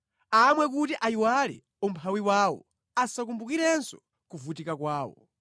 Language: Nyanja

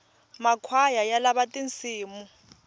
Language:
Tsonga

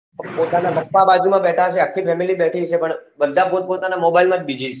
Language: Gujarati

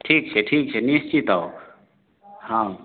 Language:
Maithili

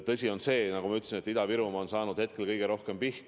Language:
Estonian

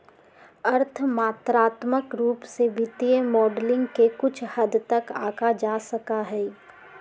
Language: Magahi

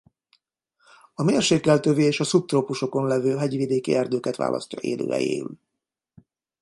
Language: Hungarian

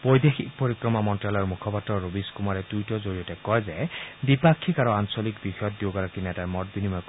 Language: Assamese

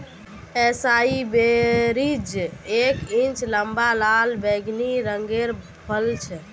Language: Magahi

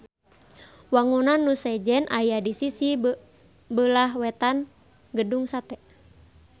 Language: Sundanese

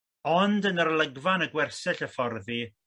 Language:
Welsh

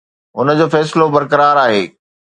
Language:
Sindhi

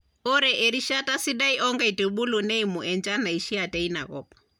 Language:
Masai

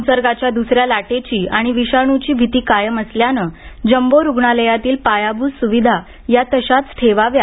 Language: Marathi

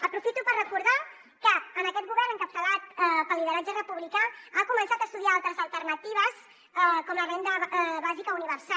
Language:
Catalan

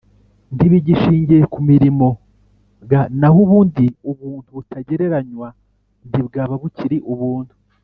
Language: Kinyarwanda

